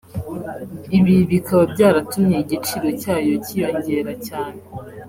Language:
Kinyarwanda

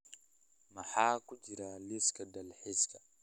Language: Somali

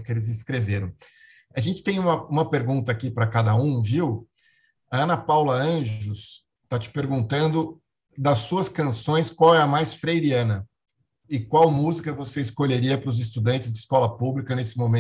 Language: Portuguese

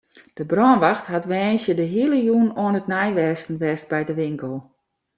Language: Western Frisian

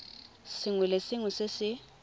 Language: Tswana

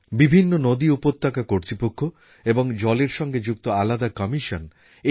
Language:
Bangla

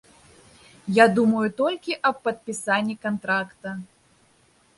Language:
Belarusian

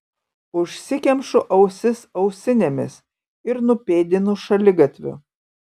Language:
Lithuanian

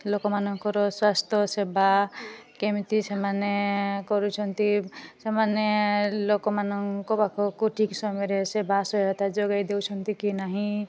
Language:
Odia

